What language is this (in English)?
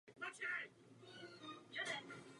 Czech